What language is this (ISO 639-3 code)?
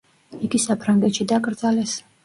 kat